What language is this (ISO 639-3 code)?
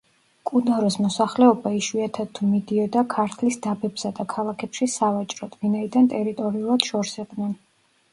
kat